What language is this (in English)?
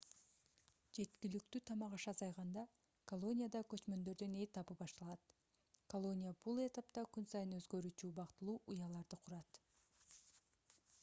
Kyrgyz